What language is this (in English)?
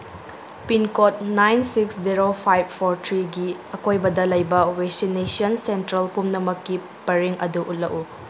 Manipuri